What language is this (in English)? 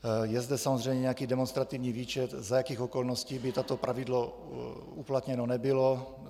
Czech